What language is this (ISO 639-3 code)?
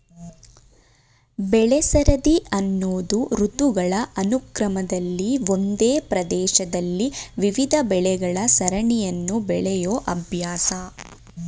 kan